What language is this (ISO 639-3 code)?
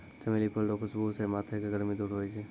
mai